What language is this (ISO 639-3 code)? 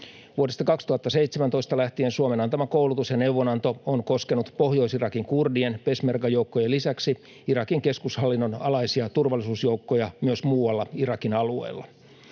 fin